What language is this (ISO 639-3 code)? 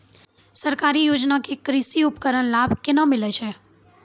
mai